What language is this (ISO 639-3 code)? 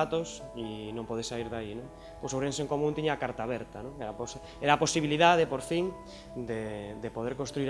glg